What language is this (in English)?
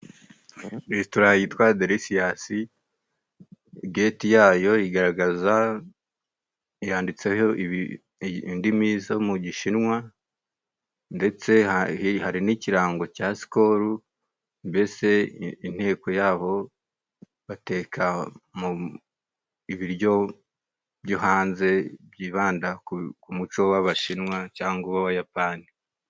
Kinyarwanda